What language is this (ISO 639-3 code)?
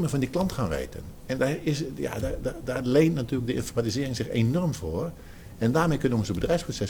nld